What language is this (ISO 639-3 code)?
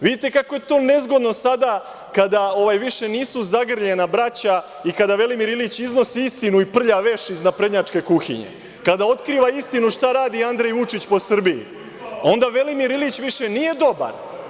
srp